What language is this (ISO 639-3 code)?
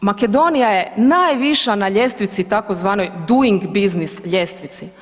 hrv